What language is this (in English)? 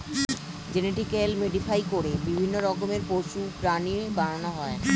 Bangla